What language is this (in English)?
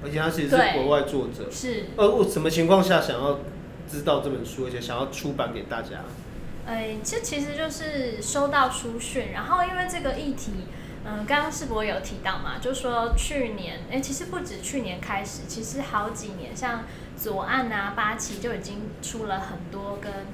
Chinese